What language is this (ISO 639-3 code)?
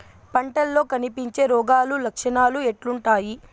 tel